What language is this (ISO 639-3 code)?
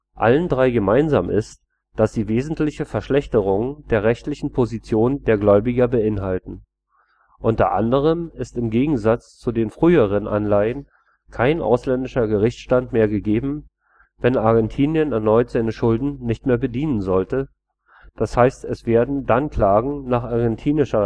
deu